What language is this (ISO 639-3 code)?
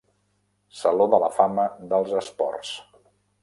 cat